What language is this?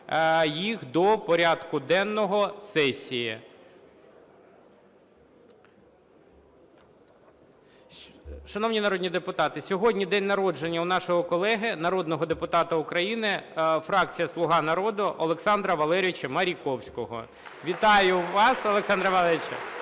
Ukrainian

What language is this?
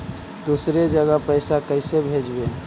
Magahi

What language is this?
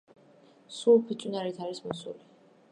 Georgian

